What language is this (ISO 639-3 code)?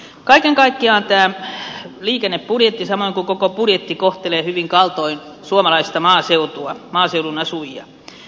fin